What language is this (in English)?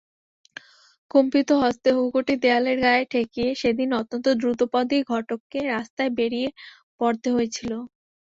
Bangla